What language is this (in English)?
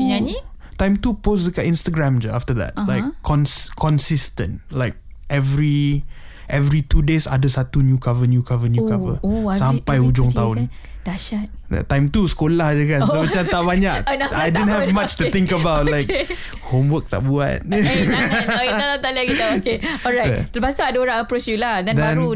Malay